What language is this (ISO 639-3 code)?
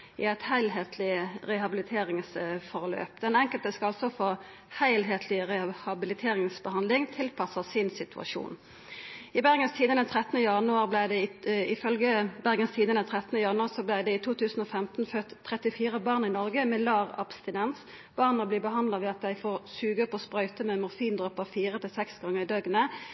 nno